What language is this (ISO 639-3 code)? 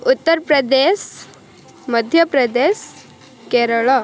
ori